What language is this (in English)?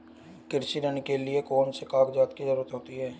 Hindi